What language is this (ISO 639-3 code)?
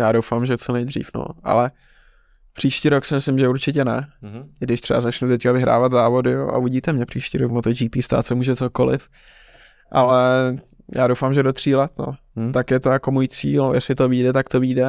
ces